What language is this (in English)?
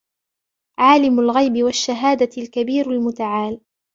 Arabic